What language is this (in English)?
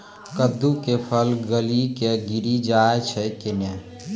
Maithili